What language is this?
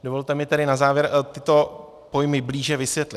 Czech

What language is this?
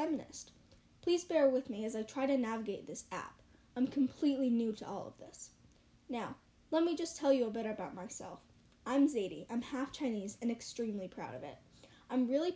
English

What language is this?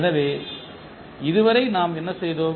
Tamil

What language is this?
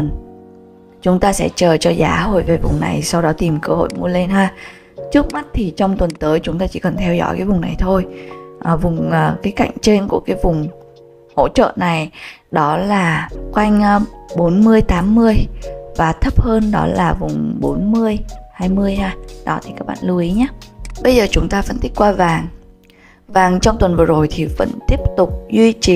Vietnamese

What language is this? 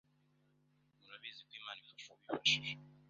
Kinyarwanda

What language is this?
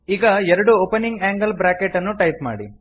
Kannada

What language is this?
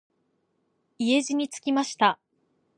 Japanese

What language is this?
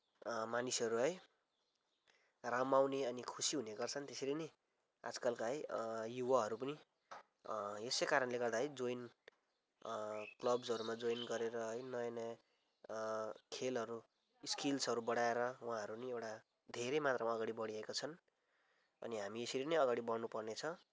Nepali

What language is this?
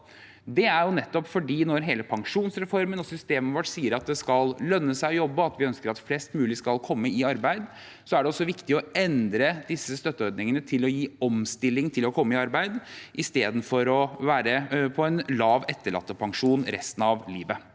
Norwegian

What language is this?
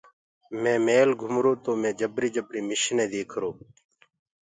Gurgula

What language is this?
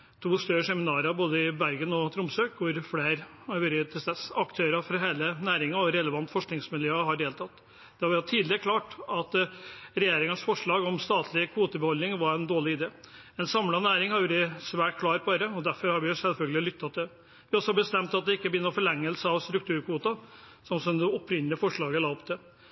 Norwegian Bokmål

